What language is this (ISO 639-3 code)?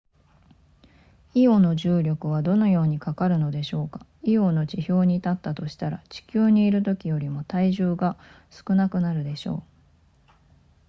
jpn